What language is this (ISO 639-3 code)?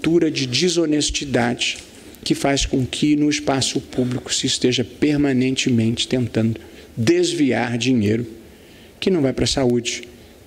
por